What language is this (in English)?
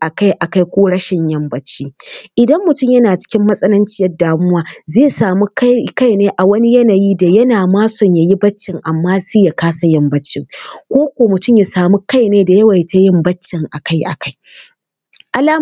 Hausa